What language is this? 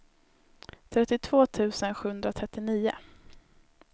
Swedish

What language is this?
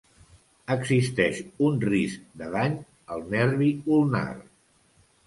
Catalan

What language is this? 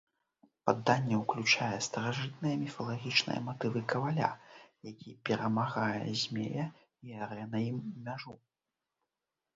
Belarusian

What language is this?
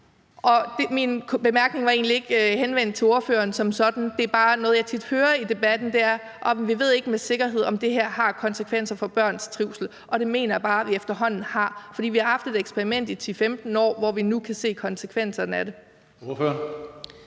Danish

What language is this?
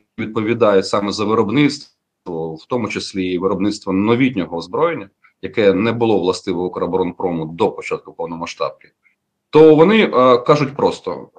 Ukrainian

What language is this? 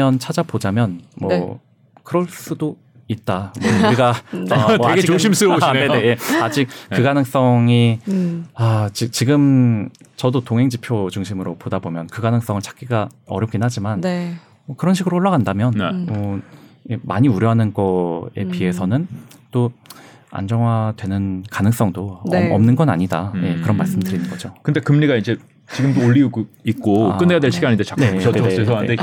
Korean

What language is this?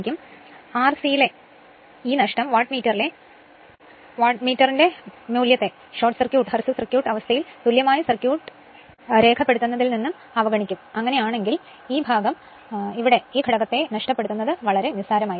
Malayalam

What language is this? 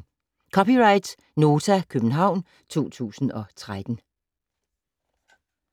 Danish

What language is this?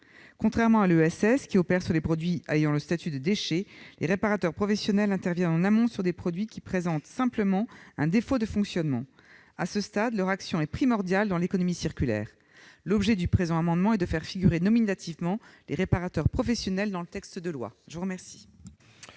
French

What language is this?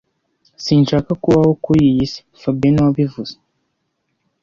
Kinyarwanda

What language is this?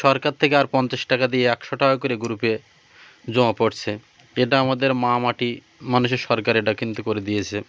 Bangla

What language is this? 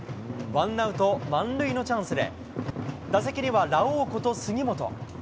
Japanese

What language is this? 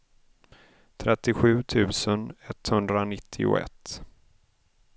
Swedish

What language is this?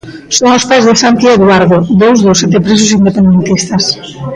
Galician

